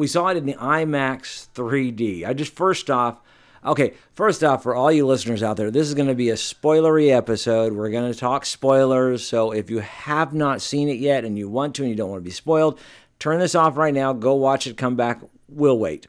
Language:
English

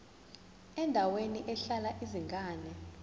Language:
Zulu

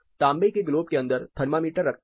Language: Hindi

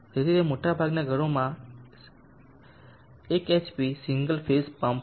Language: Gujarati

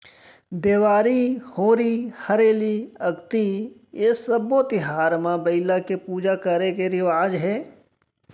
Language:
Chhattisgarhi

